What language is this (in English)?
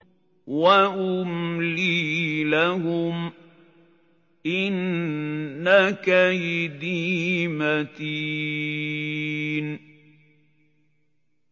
Arabic